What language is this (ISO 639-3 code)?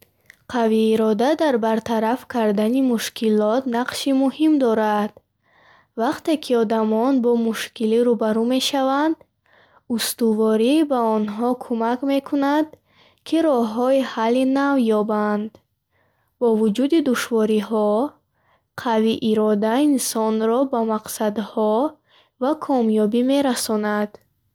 bhh